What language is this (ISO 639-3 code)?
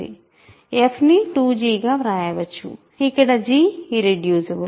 tel